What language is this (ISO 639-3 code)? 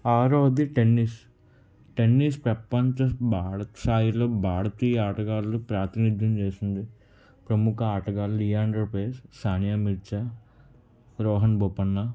tel